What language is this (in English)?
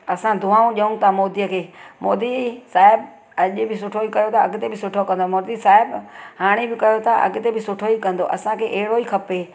Sindhi